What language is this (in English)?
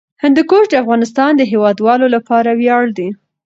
Pashto